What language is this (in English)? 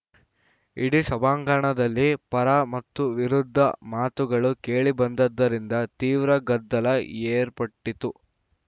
Kannada